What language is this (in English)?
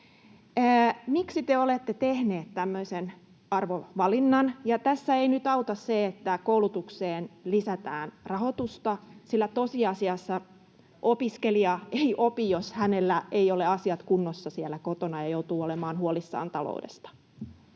Finnish